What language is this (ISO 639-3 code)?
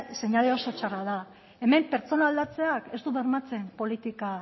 eus